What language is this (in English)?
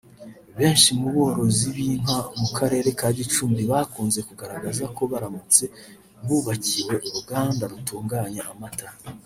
Kinyarwanda